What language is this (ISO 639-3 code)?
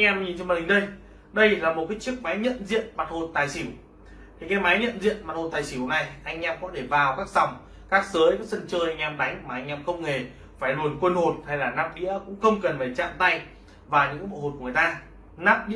vie